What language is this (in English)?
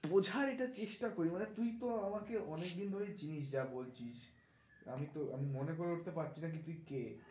Bangla